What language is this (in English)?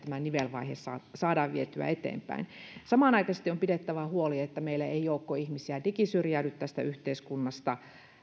Finnish